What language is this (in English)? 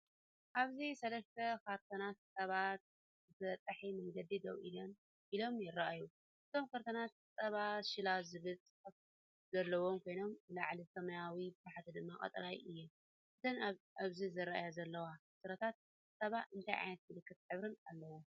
Tigrinya